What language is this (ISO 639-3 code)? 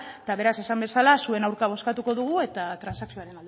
eus